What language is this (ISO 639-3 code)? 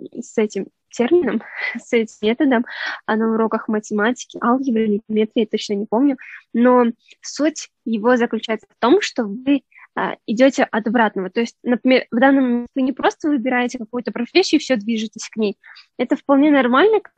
rus